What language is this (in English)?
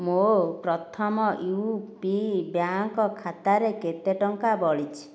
Odia